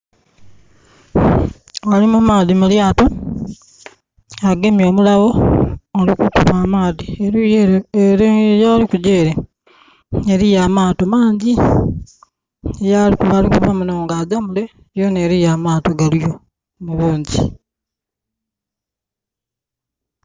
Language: Soga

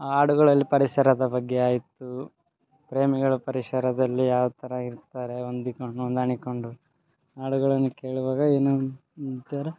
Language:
Kannada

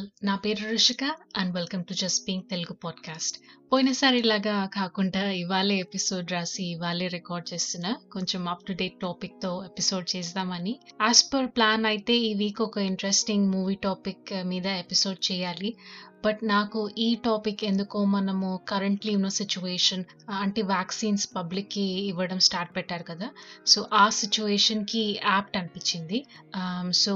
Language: Telugu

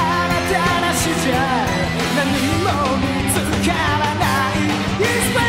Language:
Japanese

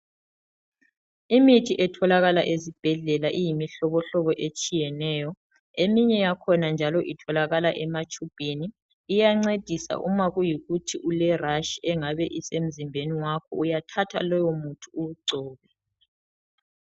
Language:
North Ndebele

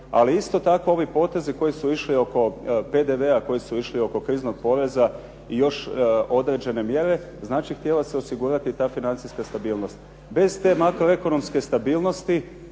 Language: Croatian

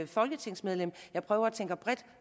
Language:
Danish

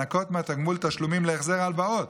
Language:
Hebrew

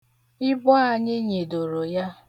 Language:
Igbo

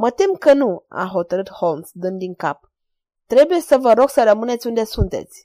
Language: Romanian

